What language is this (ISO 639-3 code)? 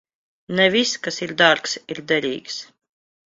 lav